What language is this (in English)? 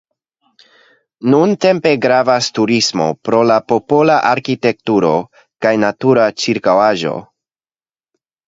Esperanto